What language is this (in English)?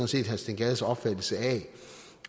Danish